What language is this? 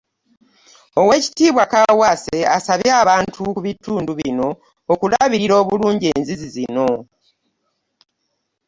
Ganda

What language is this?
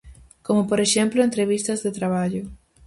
Galician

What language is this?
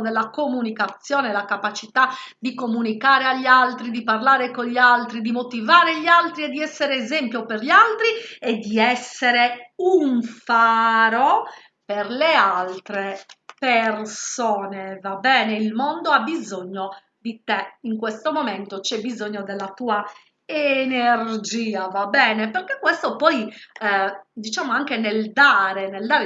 Italian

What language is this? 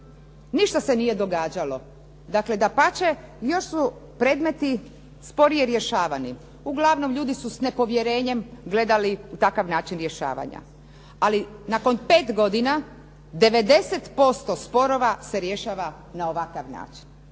Croatian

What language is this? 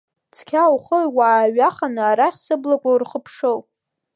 Abkhazian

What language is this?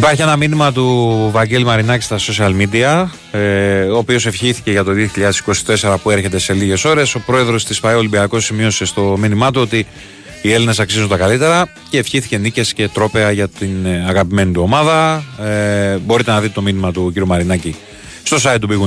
Greek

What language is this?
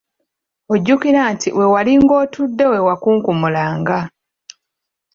Ganda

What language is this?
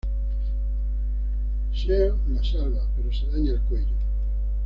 Spanish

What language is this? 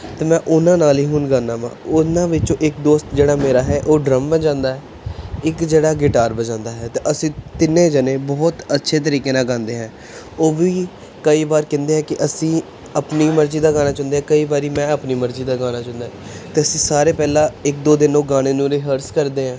Punjabi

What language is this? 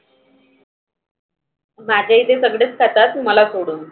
Marathi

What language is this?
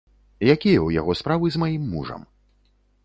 Belarusian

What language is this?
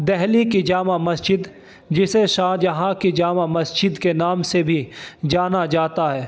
Urdu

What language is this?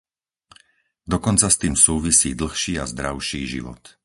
Slovak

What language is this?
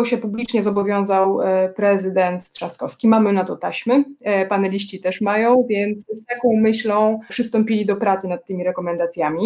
Polish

